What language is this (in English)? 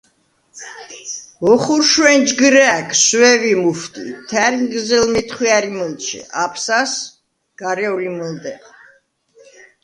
Svan